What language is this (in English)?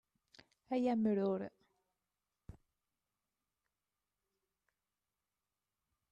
Kabyle